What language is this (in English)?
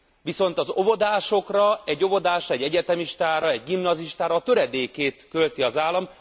Hungarian